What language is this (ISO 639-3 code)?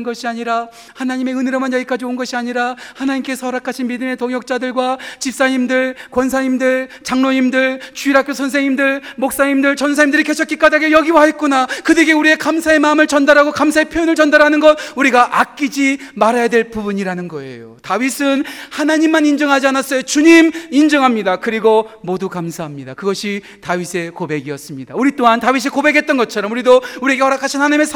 kor